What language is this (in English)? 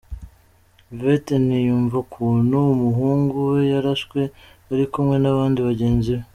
Kinyarwanda